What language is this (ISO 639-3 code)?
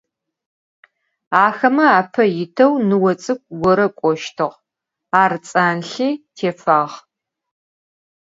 ady